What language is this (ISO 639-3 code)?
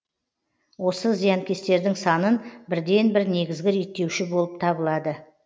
kaz